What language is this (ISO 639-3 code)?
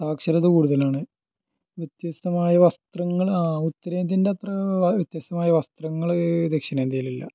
mal